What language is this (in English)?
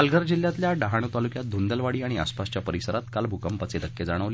Marathi